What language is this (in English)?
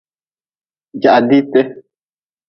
Nawdm